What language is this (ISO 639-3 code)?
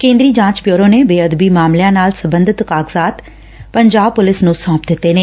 pan